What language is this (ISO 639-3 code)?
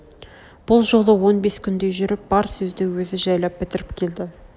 kaz